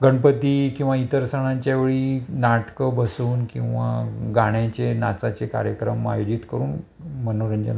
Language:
Marathi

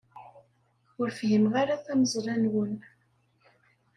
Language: Kabyle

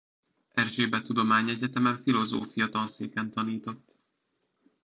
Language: Hungarian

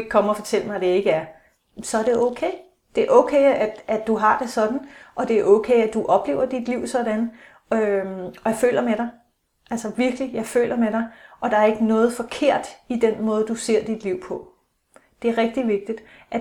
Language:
Danish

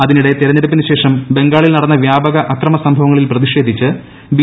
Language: Malayalam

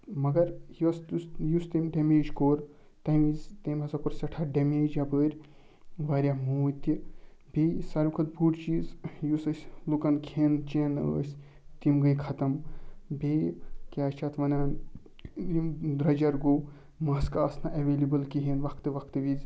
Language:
Kashmiri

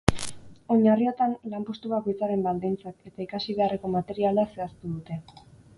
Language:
Basque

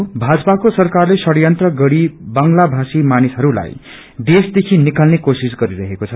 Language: Nepali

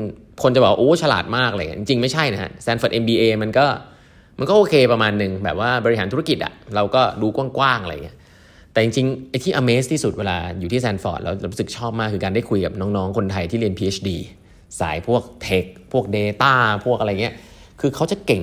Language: Thai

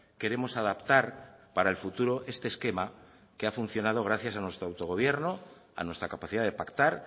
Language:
Spanish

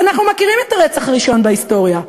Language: Hebrew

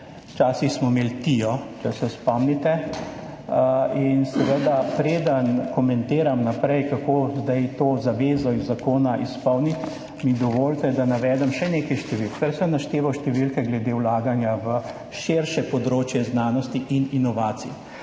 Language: Slovenian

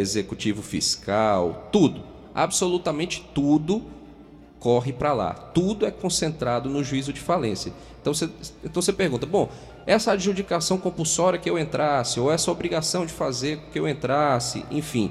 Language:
Portuguese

